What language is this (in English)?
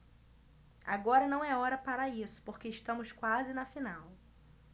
Portuguese